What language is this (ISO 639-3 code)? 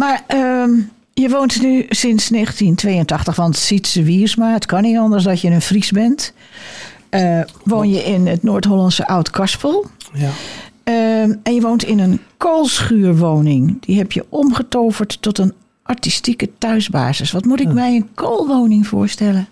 nld